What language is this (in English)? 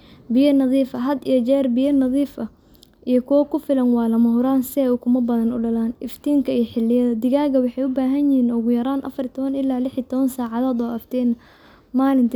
Somali